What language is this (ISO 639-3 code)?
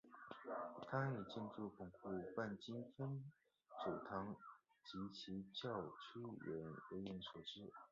zho